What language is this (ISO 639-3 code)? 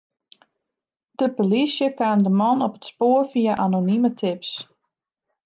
fry